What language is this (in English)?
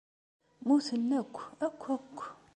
Kabyle